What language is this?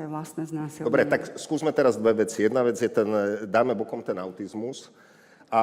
Slovak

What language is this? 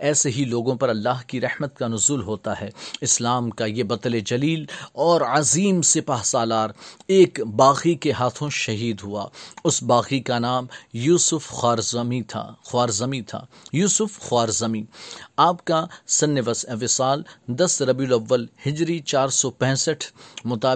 Urdu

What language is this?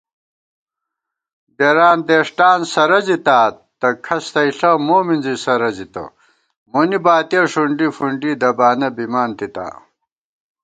Gawar-Bati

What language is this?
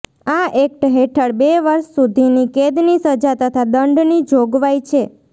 Gujarati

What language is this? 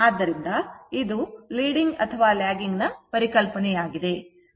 Kannada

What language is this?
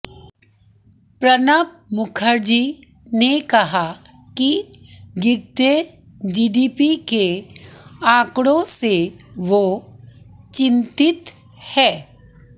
Hindi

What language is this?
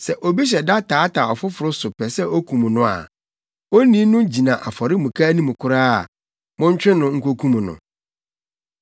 Akan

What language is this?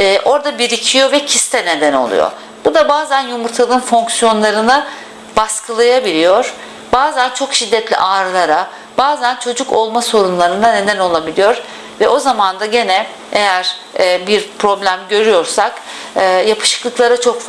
Turkish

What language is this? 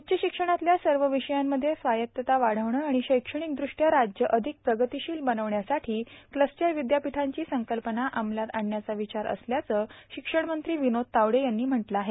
Marathi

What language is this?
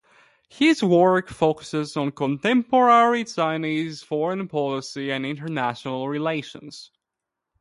English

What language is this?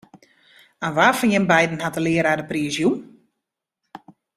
Western Frisian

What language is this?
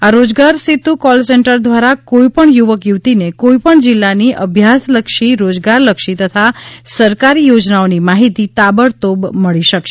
Gujarati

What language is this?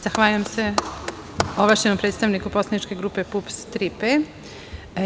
Serbian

